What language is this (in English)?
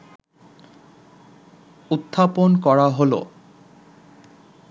Bangla